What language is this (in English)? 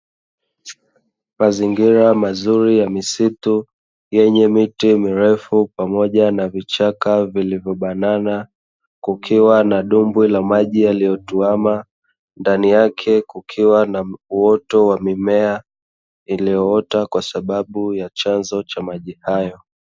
Swahili